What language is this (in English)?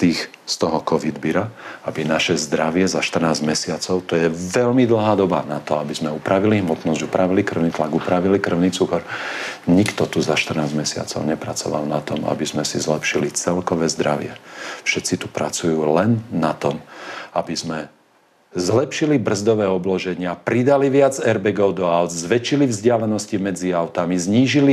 Slovak